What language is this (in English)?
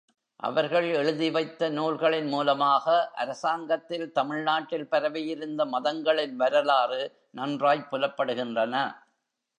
Tamil